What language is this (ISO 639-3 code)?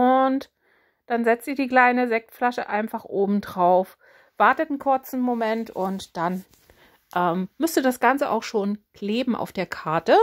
deu